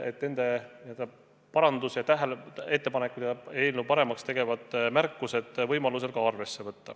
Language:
Estonian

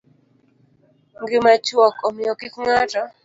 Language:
Luo (Kenya and Tanzania)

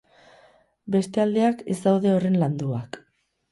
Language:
Basque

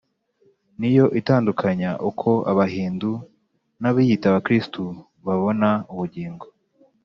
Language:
Kinyarwanda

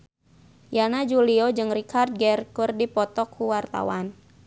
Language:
Sundanese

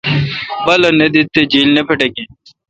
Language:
Kalkoti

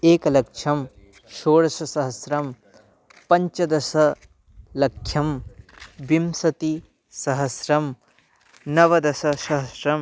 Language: Sanskrit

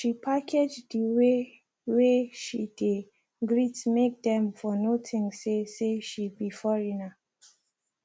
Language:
Nigerian Pidgin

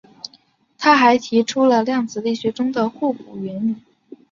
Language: Chinese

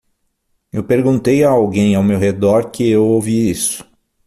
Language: Portuguese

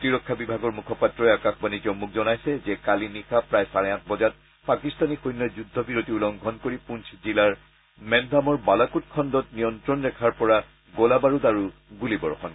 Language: Assamese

